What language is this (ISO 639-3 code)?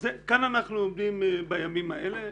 heb